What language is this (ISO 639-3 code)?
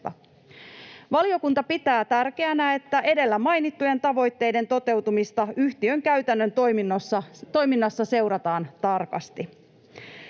fin